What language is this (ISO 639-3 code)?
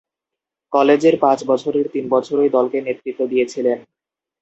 ben